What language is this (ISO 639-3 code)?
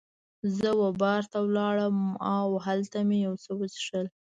pus